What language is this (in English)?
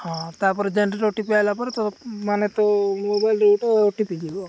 Odia